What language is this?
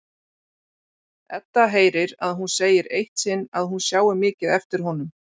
Icelandic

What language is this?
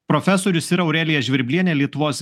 Lithuanian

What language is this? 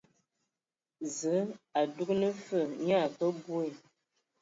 Ewondo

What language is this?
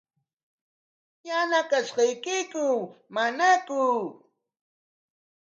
Corongo Ancash Quechua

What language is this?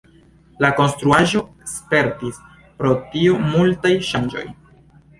Esperanto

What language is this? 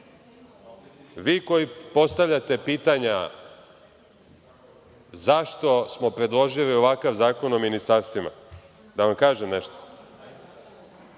Serbian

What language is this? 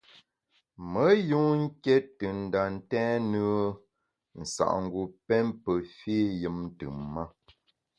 Bamun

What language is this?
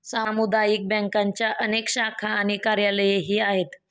Marathi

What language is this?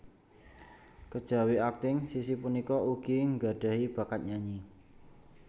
Javanese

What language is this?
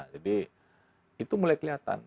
Indonesian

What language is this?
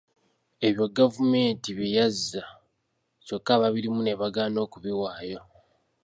Ganda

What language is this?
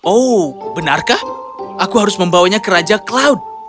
Indonesian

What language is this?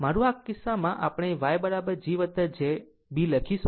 Gujarati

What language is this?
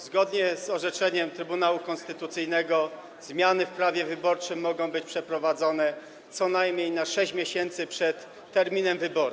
Polish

